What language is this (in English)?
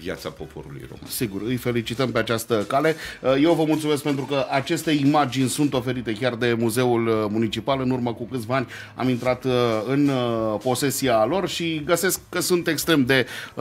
Romanian